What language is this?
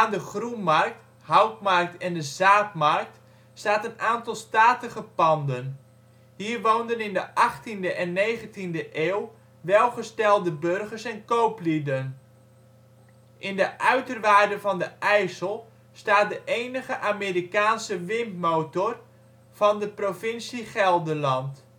Dutch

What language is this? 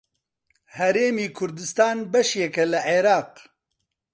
Central Kurdish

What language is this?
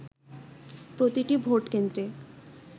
Bangla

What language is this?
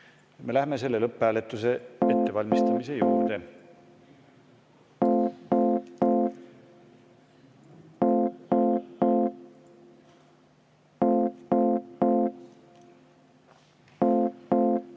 Estonian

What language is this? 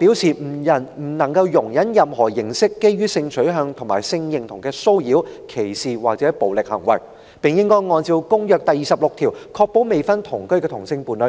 Cantonese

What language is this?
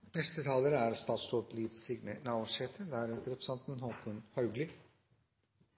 Norwegian Nynorsk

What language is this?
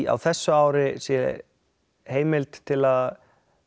Icelandic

